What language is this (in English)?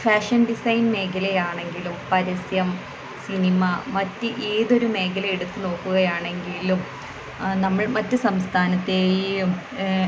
Malayalam